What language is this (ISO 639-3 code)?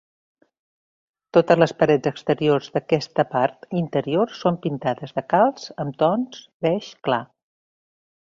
cat